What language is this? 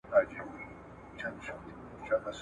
Pashto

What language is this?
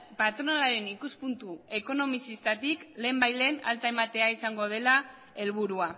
Basque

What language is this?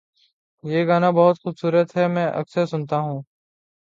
Urdu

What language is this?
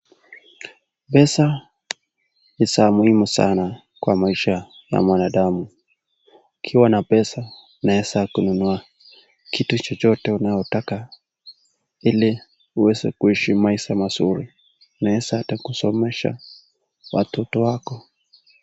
Swahili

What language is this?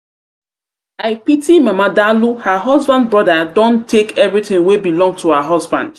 Nigerian Pidgin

